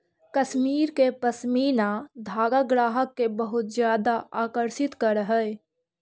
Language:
Magahi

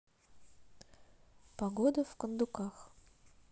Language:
Russian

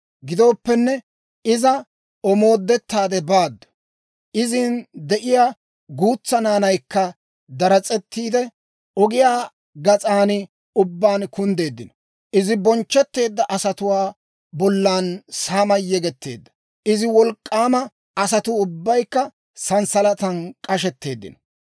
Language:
Dawro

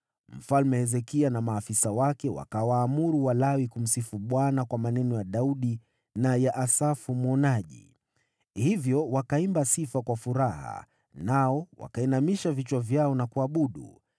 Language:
Swahili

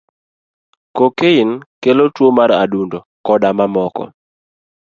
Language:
Luo (Kenya and Tanzania)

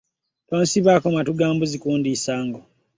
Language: Ganda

